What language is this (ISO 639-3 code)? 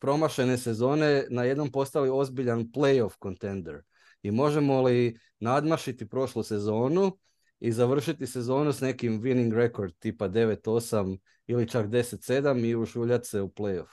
hrv